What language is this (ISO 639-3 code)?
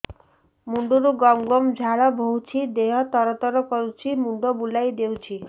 ori